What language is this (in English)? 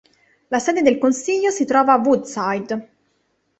Italian